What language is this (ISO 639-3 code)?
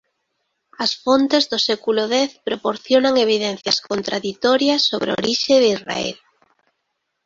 glg